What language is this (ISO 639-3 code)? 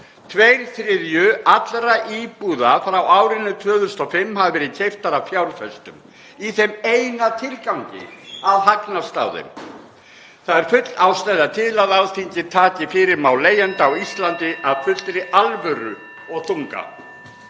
isl